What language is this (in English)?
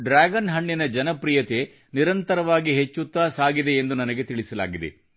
Kannada